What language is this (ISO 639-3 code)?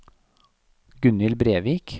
nor